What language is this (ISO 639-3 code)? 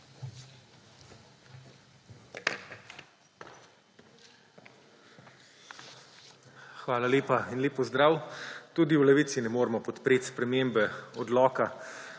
slv